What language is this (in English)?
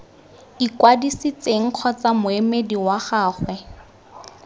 Tswana